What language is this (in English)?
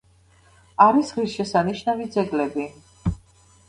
Georgian